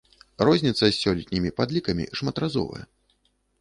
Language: Belarusian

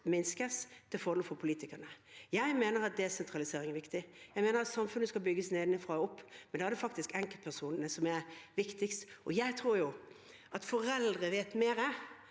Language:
Norwegian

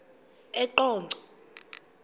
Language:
Xhosa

